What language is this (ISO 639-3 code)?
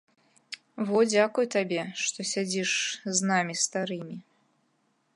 bel